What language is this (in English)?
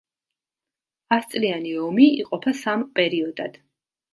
Georgian